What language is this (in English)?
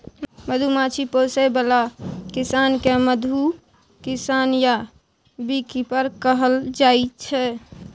Maithili